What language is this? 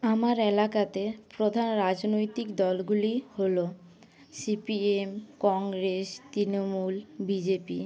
Bangla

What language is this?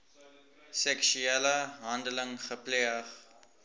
Afrikaans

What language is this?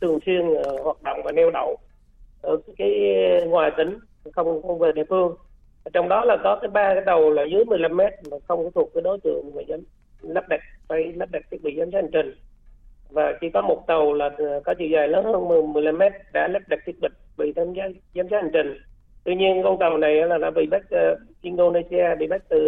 Vietnamese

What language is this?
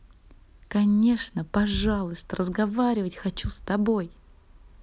Russian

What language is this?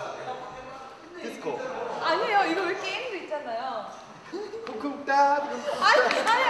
Korean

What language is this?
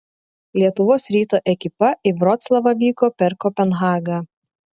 Lithuanian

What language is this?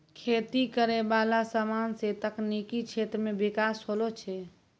Maithili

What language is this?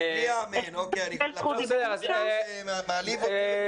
Hebrew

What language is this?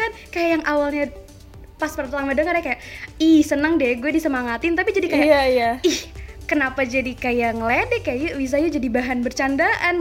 Indonesian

